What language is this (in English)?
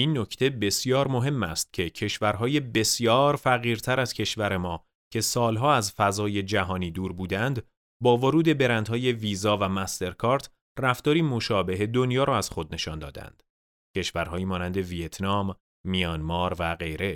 Persian